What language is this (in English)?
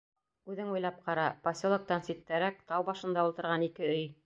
Bashkir